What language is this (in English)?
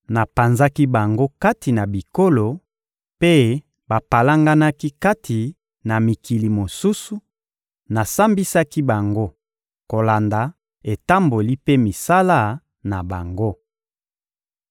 Lingala